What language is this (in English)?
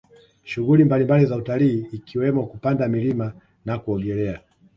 Swahili